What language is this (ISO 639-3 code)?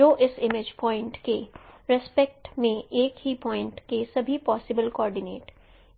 hin